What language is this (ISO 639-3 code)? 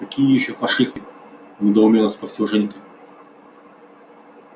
rus